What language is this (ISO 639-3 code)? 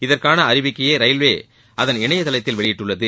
tam